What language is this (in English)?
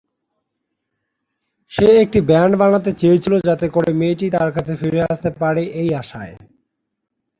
Bangla